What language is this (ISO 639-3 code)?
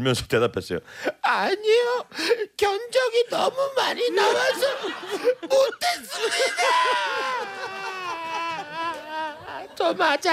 kor